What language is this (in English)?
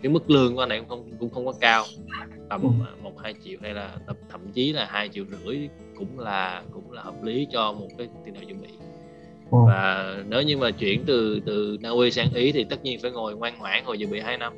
Vietnamese